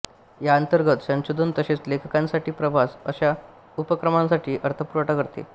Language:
Marathi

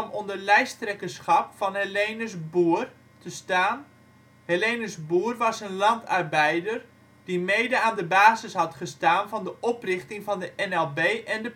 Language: Dutch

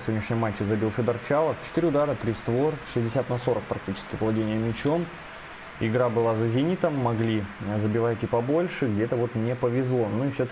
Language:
Russian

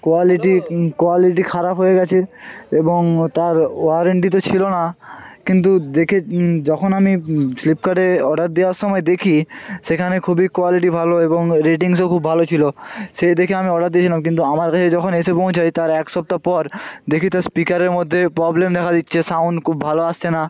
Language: Bangla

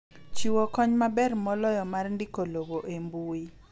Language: Luo (Kenya and Tanzania)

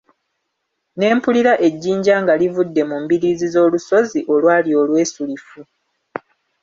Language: Ganda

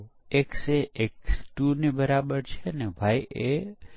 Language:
Gujarati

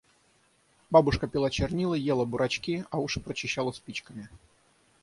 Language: Russian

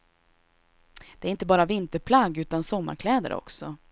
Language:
Swedish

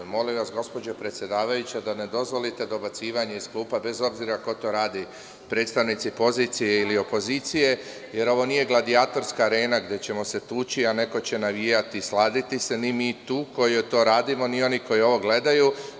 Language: Serbian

